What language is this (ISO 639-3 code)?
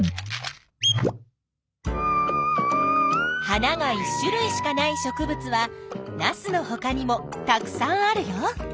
jpn